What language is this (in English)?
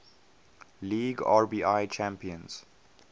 English